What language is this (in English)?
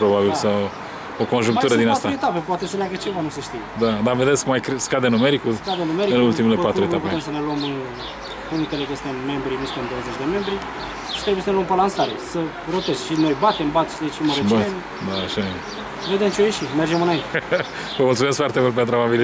Romanian